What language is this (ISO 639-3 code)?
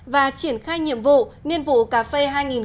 vie